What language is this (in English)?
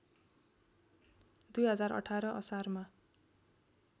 Nepali